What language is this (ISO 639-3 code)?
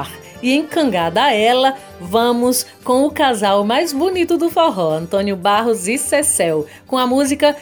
por